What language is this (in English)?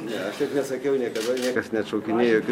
Lithuanian